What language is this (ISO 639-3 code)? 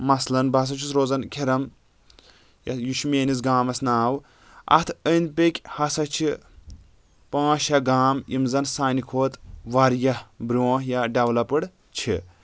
kas